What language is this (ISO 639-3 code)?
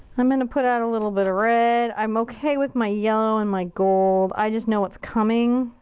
eng